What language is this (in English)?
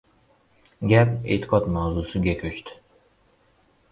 Uzbek